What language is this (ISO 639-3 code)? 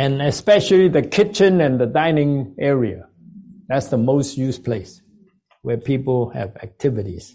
eng